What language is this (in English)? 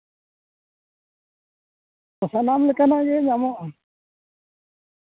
Santali